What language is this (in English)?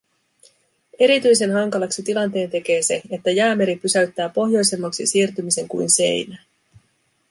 Finnish